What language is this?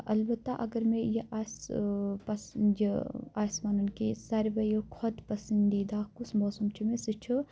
Kashmiri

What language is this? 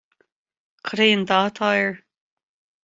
Irish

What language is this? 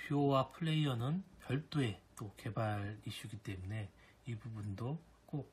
Korean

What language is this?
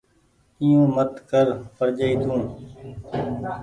Goaria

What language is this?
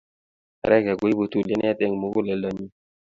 Kalenjin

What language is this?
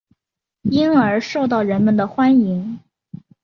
Chinese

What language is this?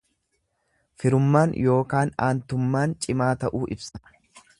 Oromo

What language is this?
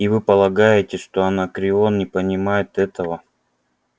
Russian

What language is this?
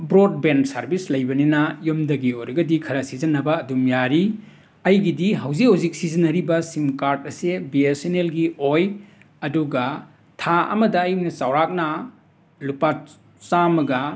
Manipuri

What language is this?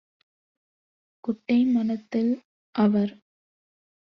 Tamil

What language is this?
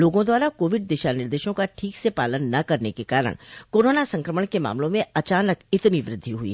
Hindi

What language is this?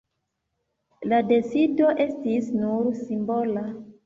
Esperanto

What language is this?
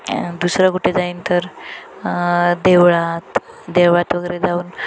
Marathi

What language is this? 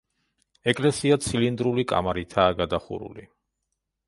Georgian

